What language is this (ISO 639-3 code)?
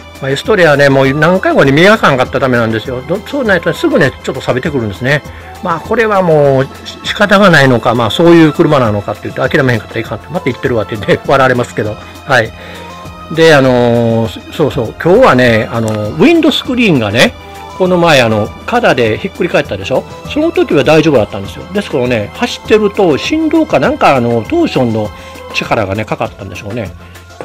jpn